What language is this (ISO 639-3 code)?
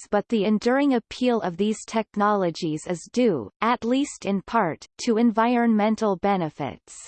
eng